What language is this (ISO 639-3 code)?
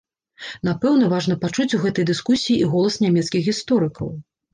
bel